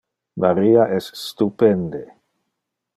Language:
Interlingua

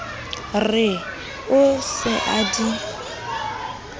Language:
Southern Sotho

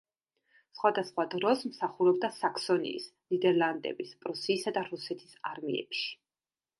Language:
Georgian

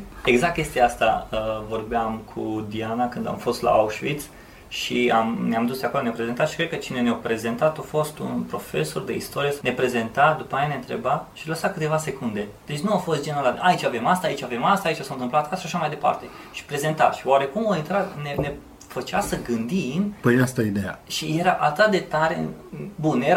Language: Romanian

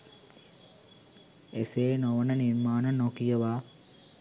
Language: Sinhala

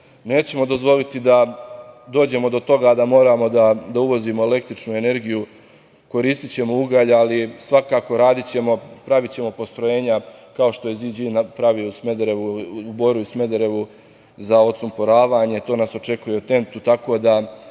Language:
Serbian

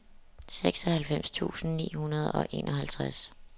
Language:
Danish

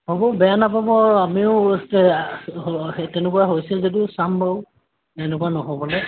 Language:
Assamese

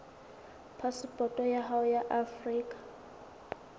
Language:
Southern Sotho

